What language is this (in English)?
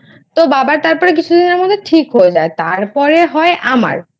Bangla